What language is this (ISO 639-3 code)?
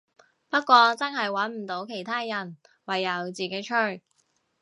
yue